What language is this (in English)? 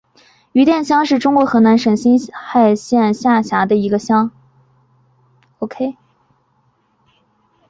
Chinese